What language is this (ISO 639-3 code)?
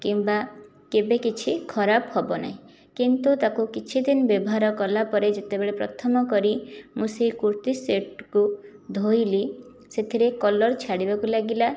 ori